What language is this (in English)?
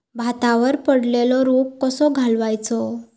Marathi